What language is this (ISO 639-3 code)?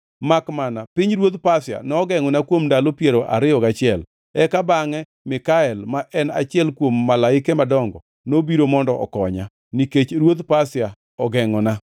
luo